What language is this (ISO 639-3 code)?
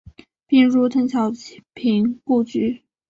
zho